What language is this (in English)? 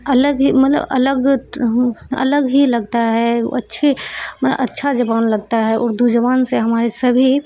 Urdu